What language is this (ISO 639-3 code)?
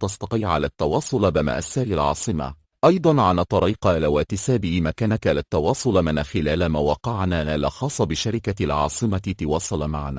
ara